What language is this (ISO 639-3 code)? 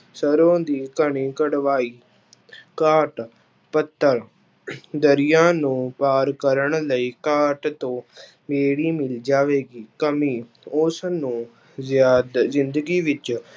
pan